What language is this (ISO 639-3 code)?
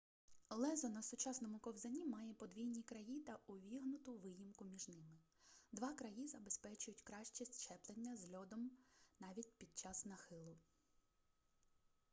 ukr